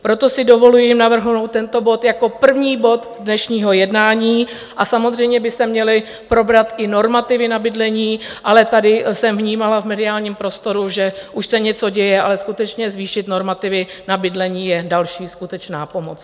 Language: Czech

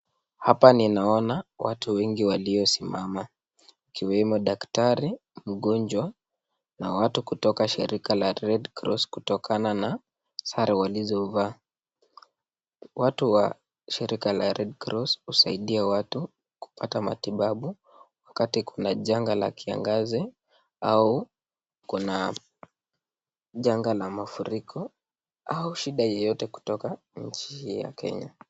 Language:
Swahili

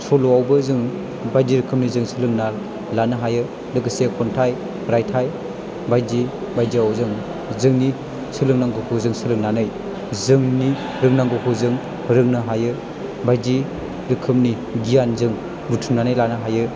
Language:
Bodo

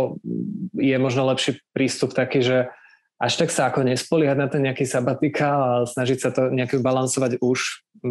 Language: Slovak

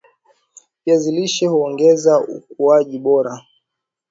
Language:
Swahili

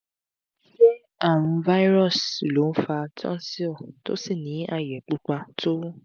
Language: Yoruba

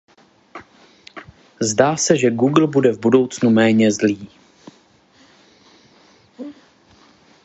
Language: Czech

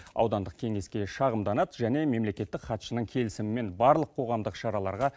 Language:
Kazakh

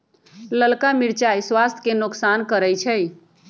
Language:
Magahi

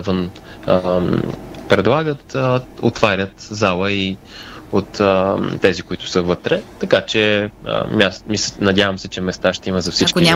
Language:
Bulgarian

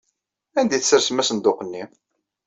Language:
Kabyle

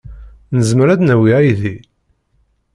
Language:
Kabyle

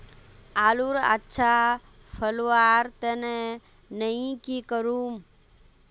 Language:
Magahi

